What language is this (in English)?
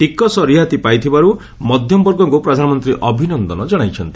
Odia